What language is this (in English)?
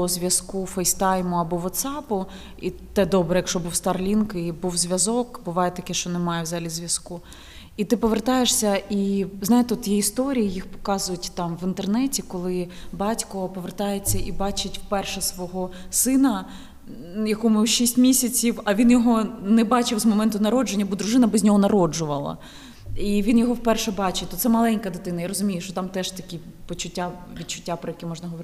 Ukrainian